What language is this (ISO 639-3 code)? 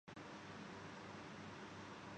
urd